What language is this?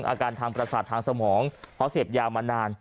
Thai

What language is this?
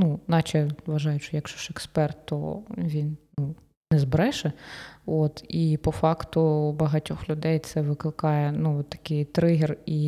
Ukrainian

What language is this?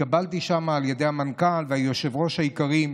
Hebrew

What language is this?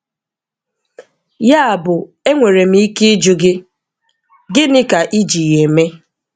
Igbo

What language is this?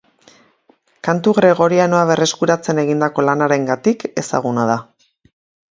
Basque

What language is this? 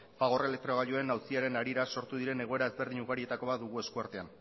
Basque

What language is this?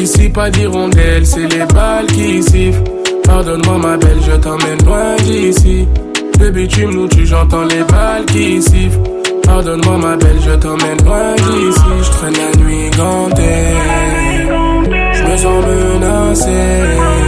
Swahili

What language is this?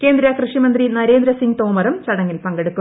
Malayalam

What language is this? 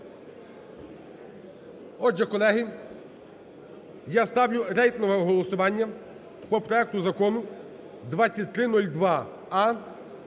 Ukrainian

